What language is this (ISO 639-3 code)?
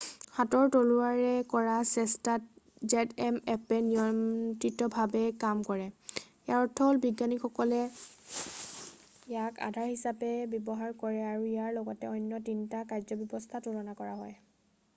asm